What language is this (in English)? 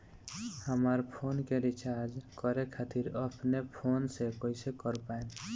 Bhojpuri